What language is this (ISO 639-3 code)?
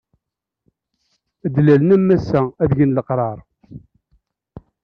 kab